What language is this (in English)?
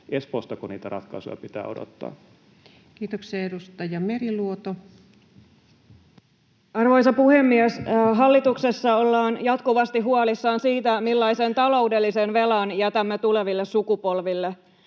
Finnish